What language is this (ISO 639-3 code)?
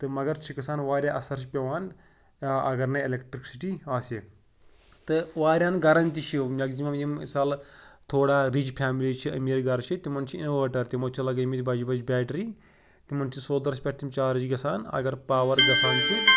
kas